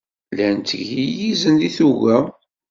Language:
Kabyle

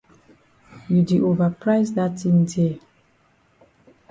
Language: Cameroon Pidgin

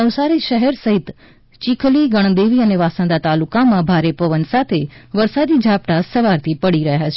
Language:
Gujarati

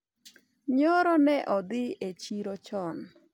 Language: Luo (Kenya and Tanzania)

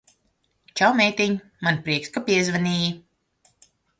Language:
Latvian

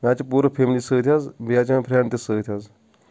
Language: Kashmiri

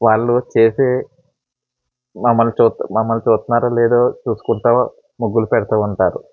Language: Telugu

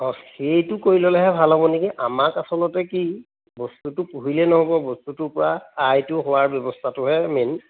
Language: Assamese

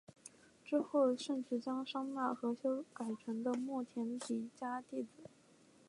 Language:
Chinese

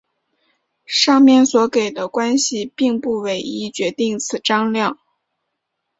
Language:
Chinese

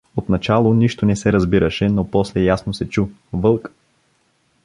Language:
Bulgarian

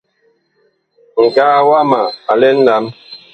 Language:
Bakoko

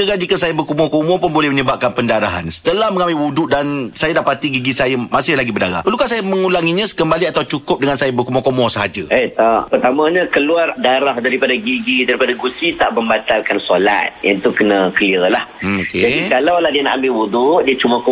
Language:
Malay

